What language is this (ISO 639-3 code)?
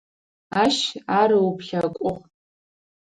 ady